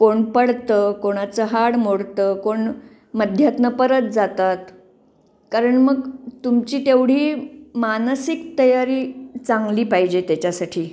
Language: Marathi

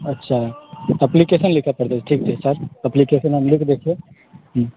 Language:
Maithili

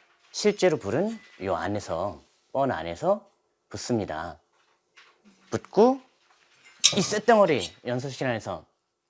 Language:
Korean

